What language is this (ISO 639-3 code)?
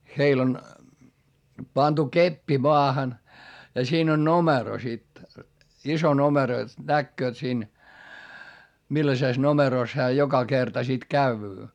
fin